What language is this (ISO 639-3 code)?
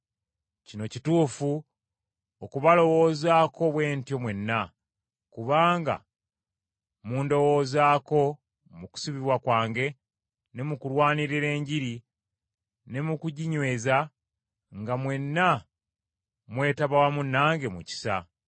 lug